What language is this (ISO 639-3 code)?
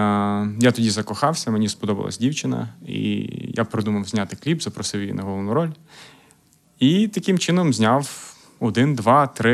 ukr